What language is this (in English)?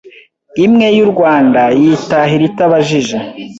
Kinyarwanda